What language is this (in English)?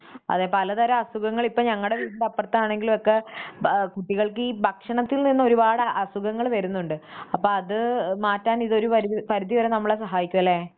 Malayalam